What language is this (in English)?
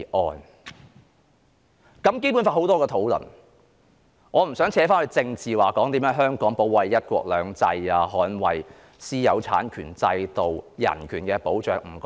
Cantonese